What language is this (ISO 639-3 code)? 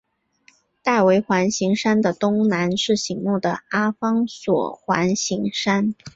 zho